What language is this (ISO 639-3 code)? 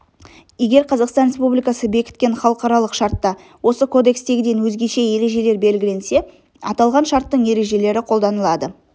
kaz